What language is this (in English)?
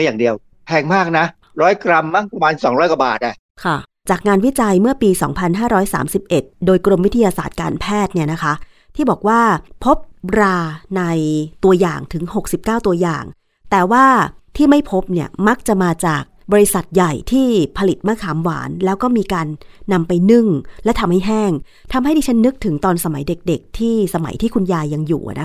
Thai